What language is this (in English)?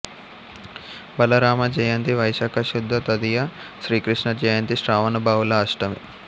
Telugu